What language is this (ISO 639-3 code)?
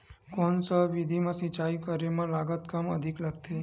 hne